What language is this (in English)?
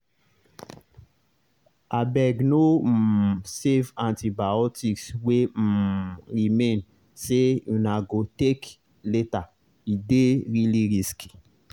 Nigerian Pidgin